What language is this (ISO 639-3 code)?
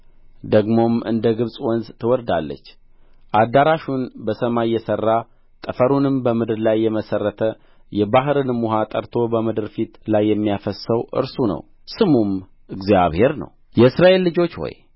amh